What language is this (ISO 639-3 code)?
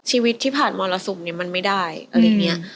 tha